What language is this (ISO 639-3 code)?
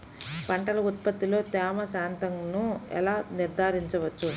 tel